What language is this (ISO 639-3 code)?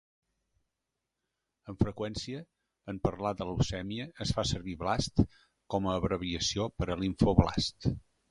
cat